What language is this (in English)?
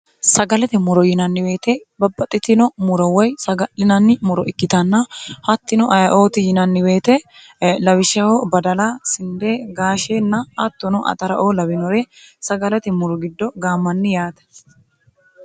Sidamo